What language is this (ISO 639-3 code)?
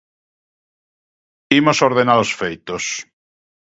glg